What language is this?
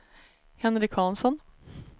Swedish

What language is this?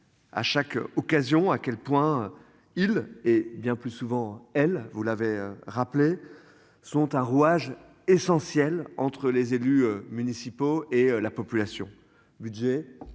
French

